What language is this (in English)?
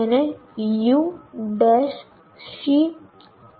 Gujarati